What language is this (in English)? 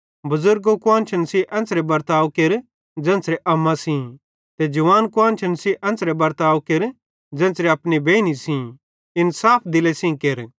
Bhadrawahi